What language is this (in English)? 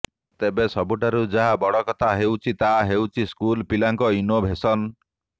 Odia